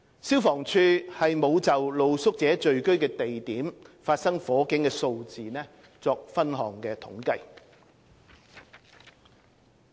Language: Cantonese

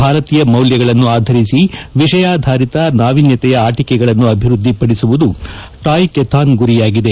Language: Kannada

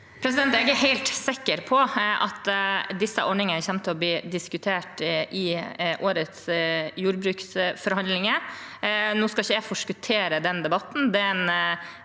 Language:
Norwegian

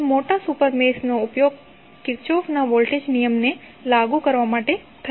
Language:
Gujarati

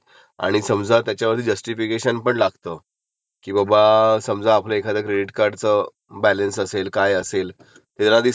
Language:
Marathi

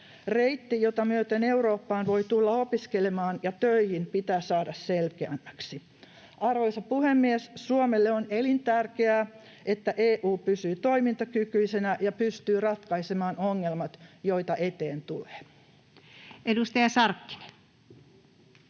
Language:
Finnish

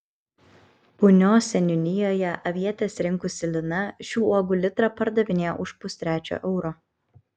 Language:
Lithuanian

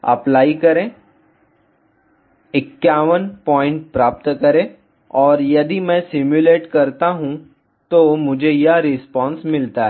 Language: Hindi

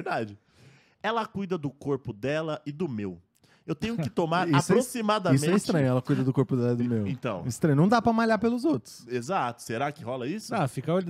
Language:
Portuguese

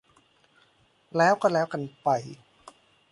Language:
Thai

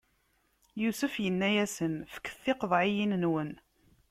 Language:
Kabyle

